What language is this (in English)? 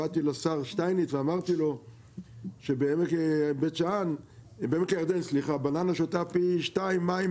Hebrew